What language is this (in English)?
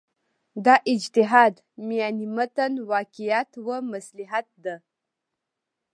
Pashto